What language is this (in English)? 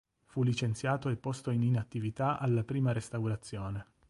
Italian